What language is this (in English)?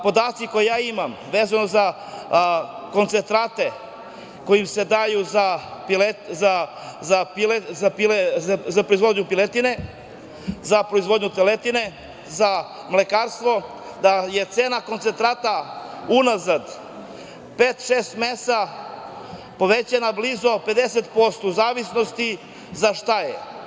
Serbian